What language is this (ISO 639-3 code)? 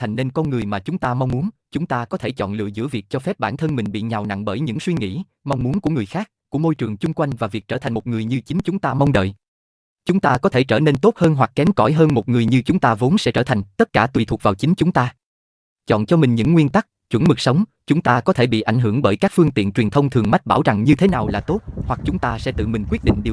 vie